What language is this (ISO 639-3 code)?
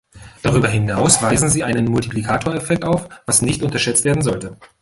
deu